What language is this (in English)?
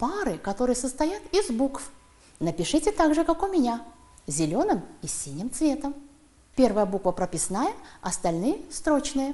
Russian